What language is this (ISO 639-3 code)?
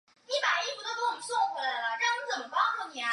zho